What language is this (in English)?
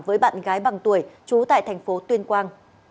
Vietnamese